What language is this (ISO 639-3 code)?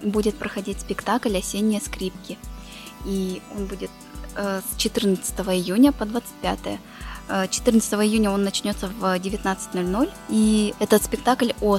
rus